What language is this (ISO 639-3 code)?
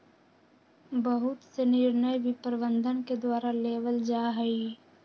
mag